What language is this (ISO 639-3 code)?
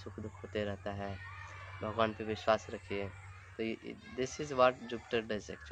hin